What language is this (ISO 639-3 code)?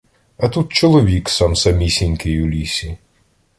ukr